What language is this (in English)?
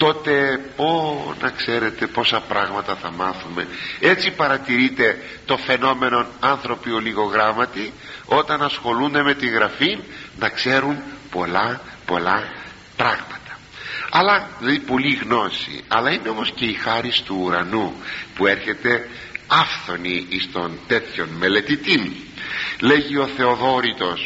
Greek